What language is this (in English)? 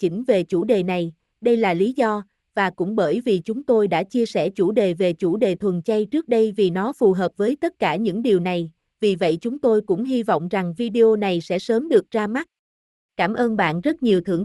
Vietnamese